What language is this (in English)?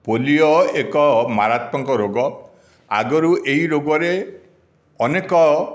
Odia